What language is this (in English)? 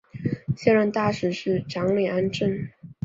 Chinese